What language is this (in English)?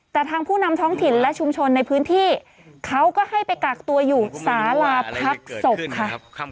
Thai